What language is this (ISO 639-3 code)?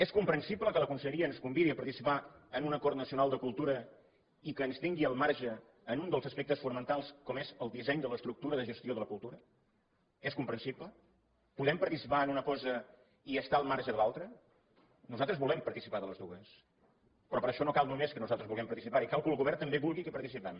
cat